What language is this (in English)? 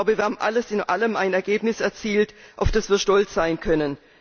German